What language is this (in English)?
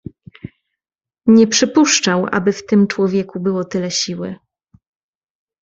Polish